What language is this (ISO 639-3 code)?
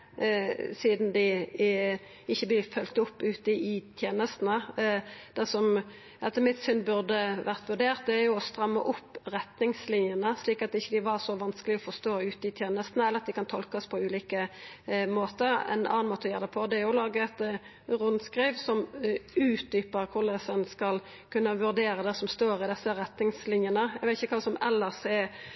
nno